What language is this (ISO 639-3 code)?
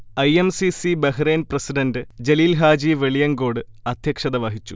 mal